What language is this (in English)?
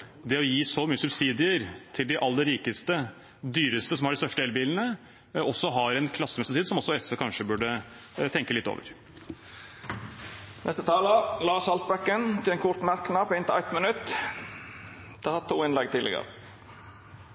Norwegian